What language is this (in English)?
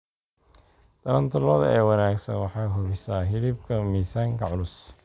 Somali